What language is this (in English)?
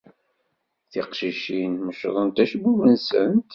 Kabyle